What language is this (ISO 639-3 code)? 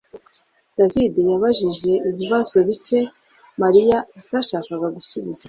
kin